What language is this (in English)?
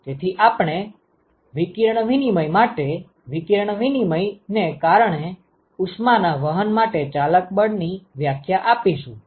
Gujarati